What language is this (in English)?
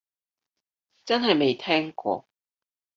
Cantonese